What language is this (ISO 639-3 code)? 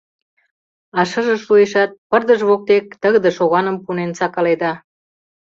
chm